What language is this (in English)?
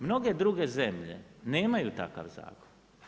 Croatian